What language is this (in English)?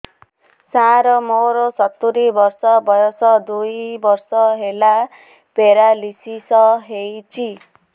Odia